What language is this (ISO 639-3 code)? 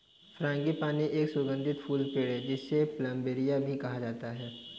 hin